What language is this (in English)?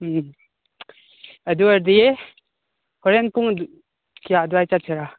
Manipuri